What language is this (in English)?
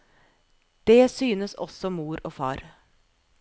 Norwegian